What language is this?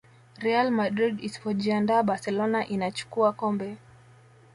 Swahili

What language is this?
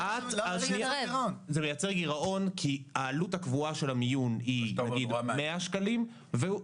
Hebrew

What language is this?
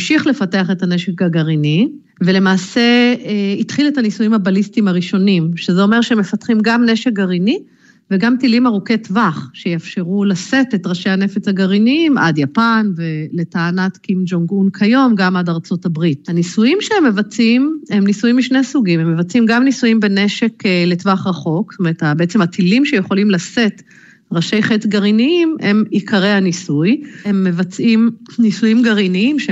Hebrew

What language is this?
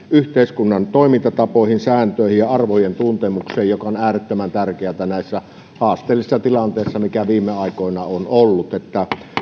Finnish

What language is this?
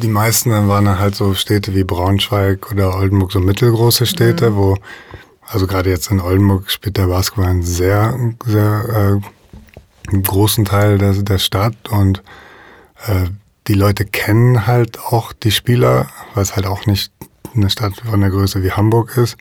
German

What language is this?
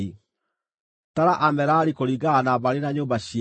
Kikuyu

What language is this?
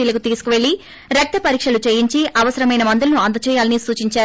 Telugu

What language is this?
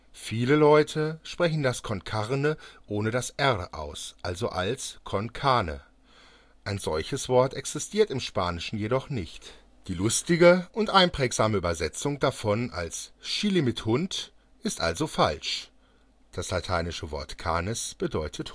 German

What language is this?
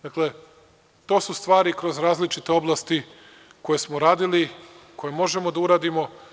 Serbian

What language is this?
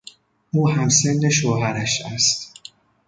Persian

